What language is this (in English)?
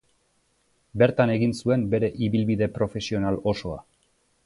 Basque